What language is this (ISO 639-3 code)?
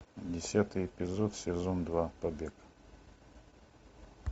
rus